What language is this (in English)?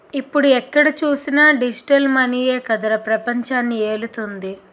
Telugu